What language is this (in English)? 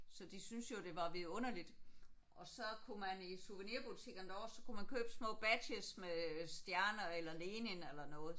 Danish